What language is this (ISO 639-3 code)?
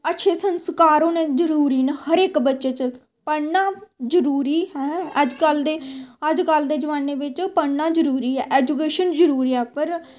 doi